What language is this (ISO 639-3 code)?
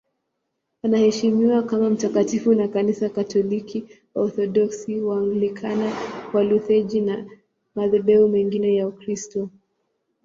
swa